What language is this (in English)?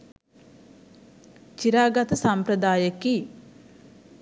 Sinhala